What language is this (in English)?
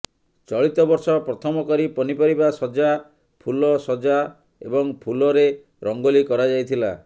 Odia